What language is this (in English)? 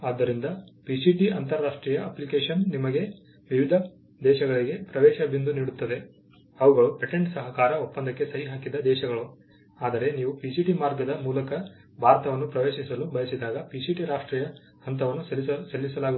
Kannada